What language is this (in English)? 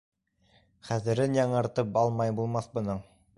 Bashkir